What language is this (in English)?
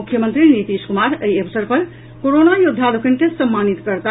Maithili